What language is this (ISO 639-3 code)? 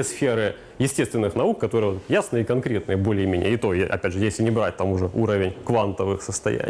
rus